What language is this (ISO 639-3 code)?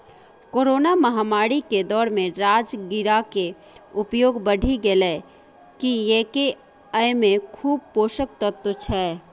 mai